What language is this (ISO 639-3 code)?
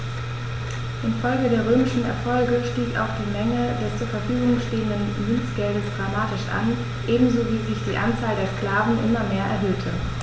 deu